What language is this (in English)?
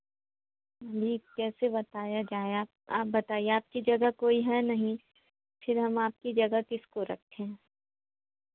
Hindi